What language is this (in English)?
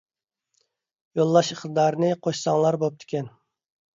Uyghur